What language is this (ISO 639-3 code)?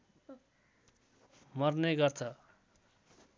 nep